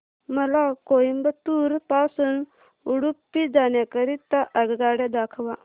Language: Marathi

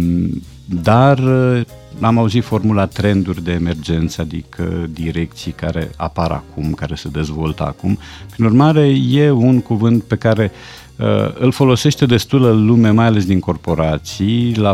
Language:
Romanian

